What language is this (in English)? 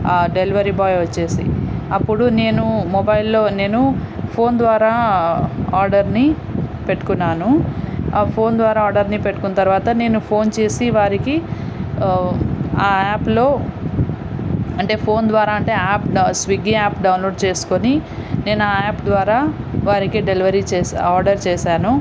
Telugu